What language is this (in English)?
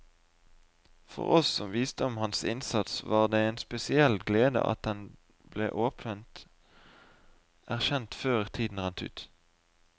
Norwegian